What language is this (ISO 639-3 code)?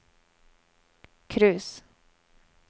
nor